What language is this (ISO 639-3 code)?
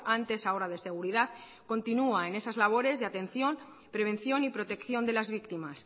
spa